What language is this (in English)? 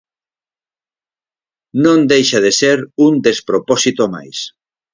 Galician